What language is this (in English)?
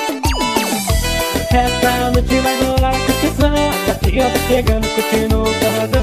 Indonesian